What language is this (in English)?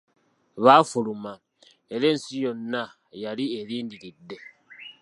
Ganda